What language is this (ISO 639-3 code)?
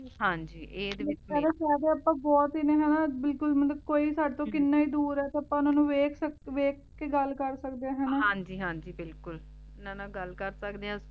pan